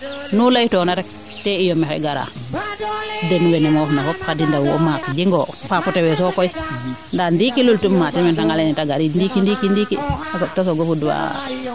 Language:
Serer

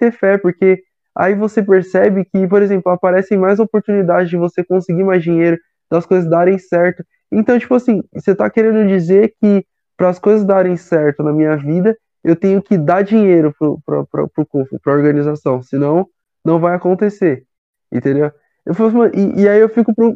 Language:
Portuguese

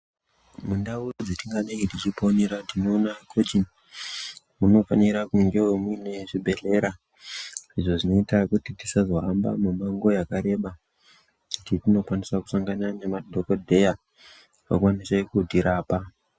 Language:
Ndau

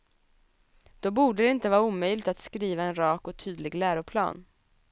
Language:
Swedish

